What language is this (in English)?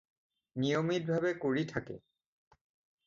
Assamese